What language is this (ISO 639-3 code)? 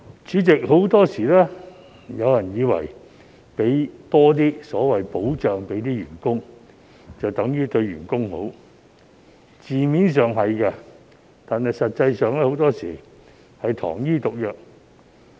yue